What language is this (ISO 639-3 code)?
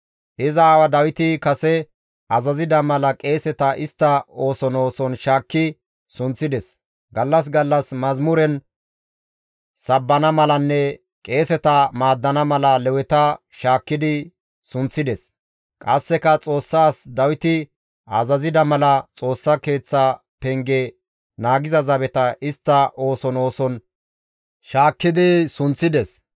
gmv